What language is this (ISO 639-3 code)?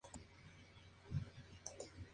spa